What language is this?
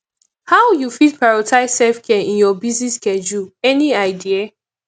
Nigerian Pidgin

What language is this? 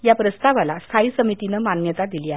Marathi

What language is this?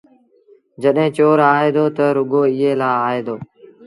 Sindhi Bhil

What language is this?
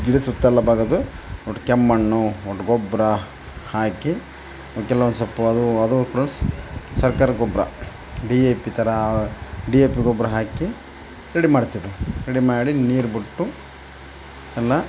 Kannada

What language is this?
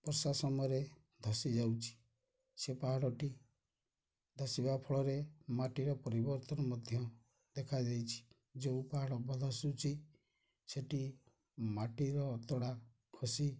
Odia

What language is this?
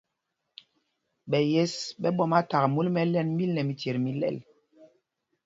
Mpumpong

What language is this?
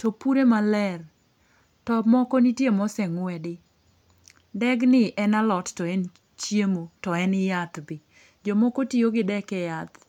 Luo (Kenya and Tanzania)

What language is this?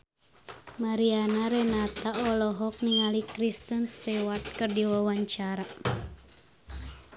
Sundanese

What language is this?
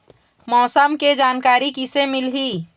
Chhattisgarhi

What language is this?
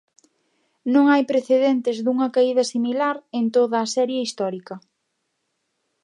Galician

